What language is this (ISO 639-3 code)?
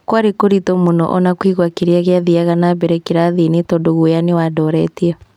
kik